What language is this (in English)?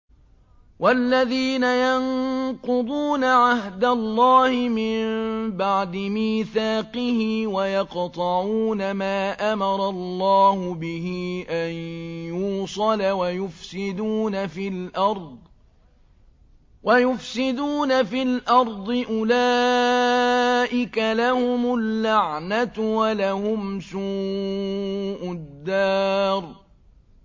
Arabic